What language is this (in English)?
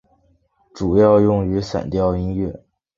Chinese